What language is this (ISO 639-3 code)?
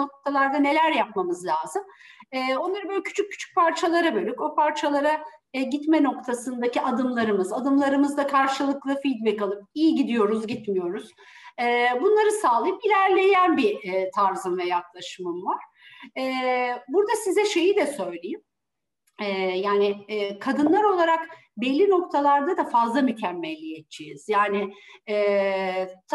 tur